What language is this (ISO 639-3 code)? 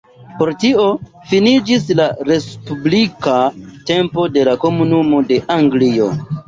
epo